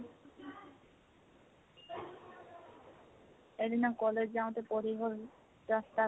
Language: Assamese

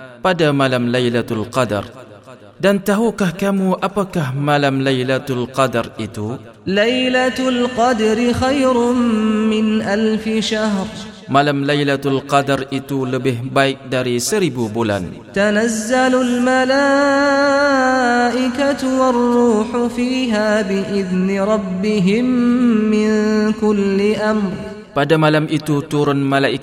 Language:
Malay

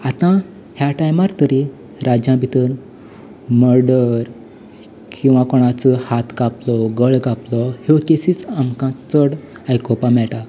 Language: Konkani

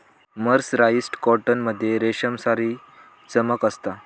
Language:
Marathi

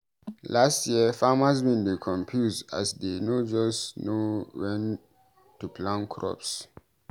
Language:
Nigerian Pidgin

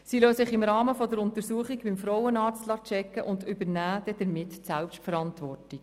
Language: Swiss German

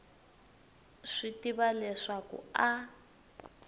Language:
Tsonga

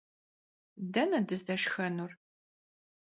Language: Kabardian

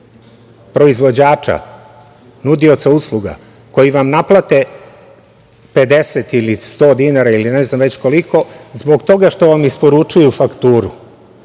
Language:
Serbian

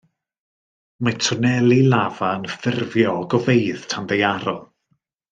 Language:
Welsh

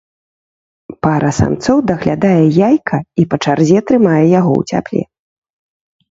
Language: Belarusian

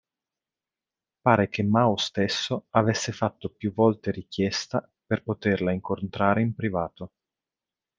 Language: Italian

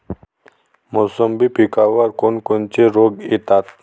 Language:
Marathi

